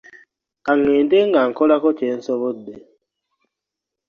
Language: Ganda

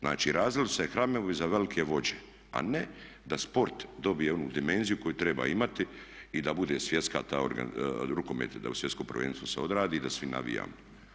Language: Croatian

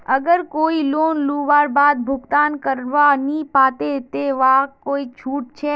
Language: Magahi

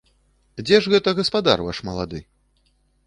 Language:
Belarusian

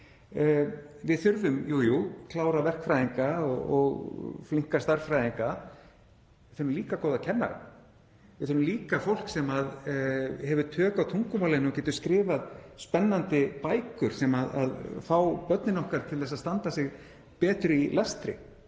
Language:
Icelandic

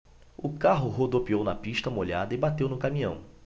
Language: Portuguese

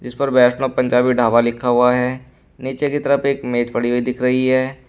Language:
Hindi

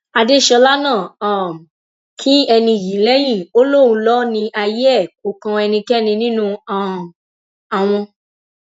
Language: Yoruba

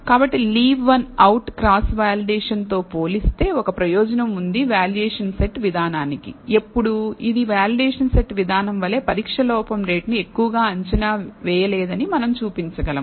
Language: Telugu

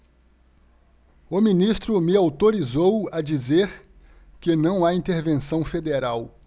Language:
Portuguese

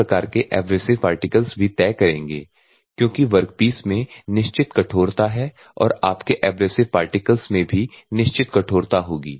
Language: Hindi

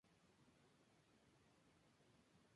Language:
Spanish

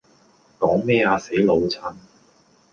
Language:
Cantonese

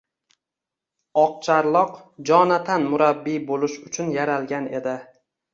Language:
Uzbek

